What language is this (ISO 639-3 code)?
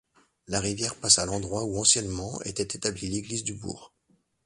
fra